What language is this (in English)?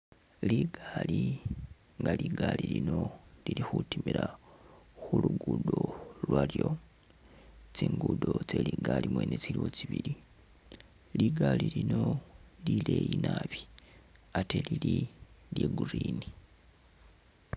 Masaaba